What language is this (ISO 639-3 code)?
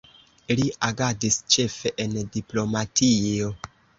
epo